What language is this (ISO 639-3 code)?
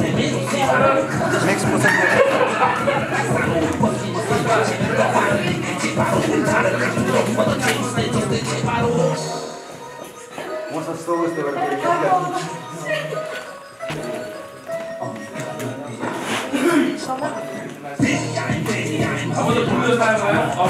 spa